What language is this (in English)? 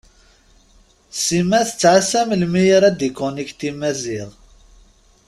Kabyle